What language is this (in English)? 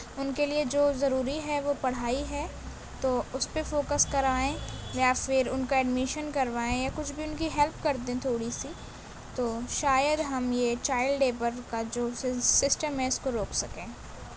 Urdu